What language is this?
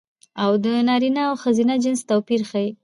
Pashto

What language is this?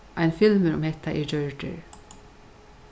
Faroese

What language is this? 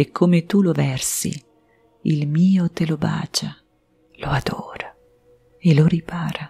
Italian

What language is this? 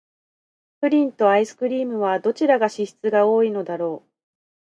Japanese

